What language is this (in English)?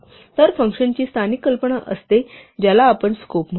Marathi